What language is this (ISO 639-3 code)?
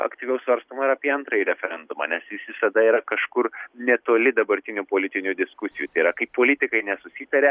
lit